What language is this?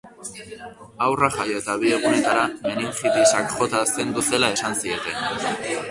Basque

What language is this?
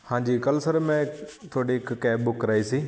Punjabi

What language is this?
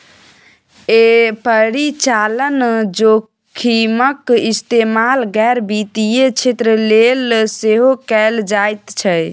Maithili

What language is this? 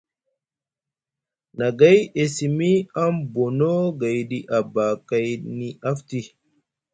Musgu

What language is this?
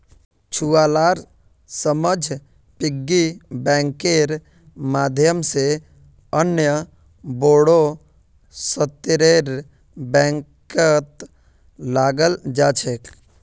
Magahi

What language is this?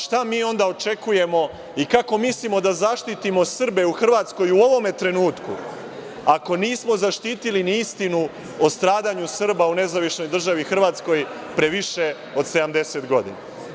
Serbian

